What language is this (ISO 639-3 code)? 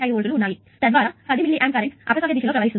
tel